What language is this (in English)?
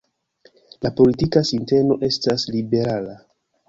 Esperanto